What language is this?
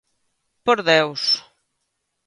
Galician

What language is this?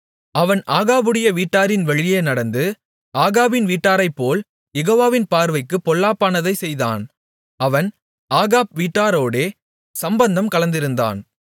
Tamil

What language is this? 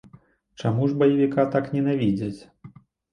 Belarusian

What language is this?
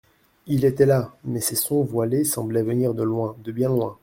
French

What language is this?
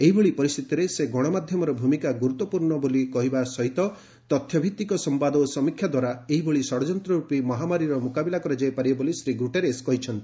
Odia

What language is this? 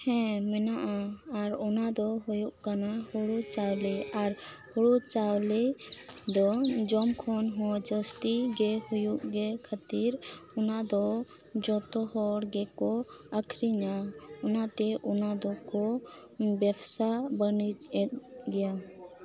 Santali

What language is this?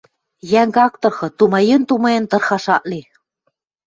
Western Mari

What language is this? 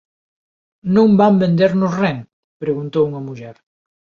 Galician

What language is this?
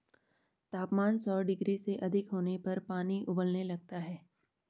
Hindi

